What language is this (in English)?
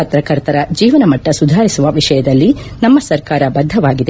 Kannada